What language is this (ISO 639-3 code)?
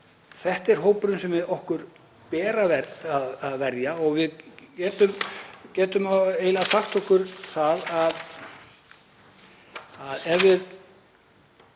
isl